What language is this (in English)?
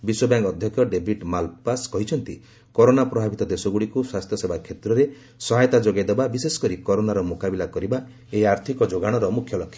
Odia